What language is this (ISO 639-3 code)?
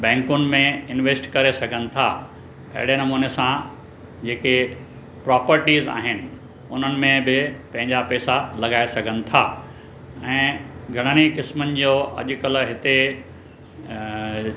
snd